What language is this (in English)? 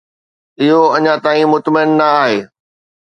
Sindhi